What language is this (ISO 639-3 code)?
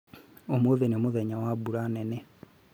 kik